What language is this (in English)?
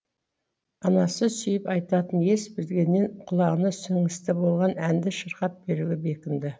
Kazakh